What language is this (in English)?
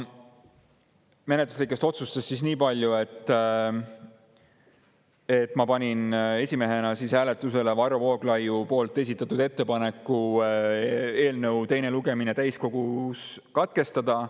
Estonian